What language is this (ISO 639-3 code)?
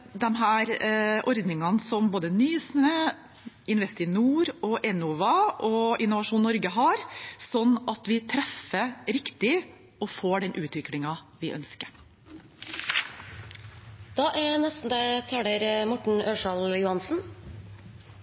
nob